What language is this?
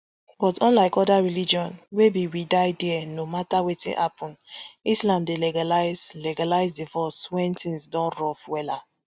Nigerian Pidgin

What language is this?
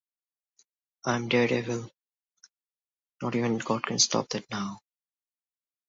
Bangla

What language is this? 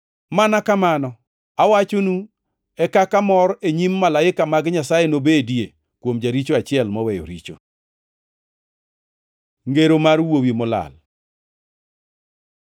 Luo (Kenya and Tanzania)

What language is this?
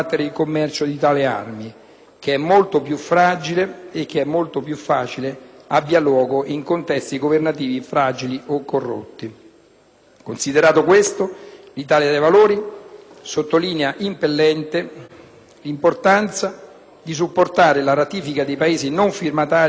Italian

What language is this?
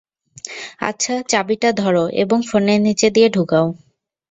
Bangla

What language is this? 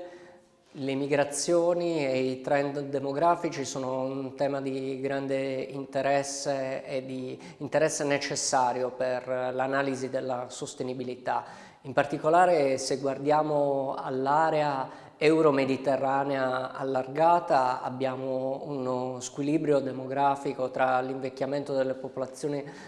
Italian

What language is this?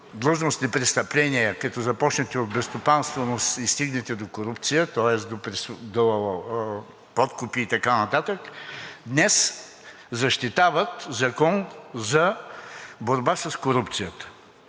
Bulgarian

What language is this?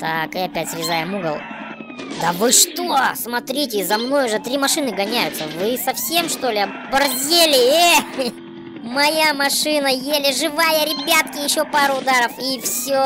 Russian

